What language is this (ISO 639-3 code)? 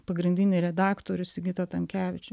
lit